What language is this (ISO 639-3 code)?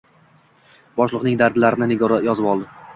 uzb